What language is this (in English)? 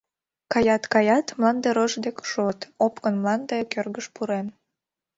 Mari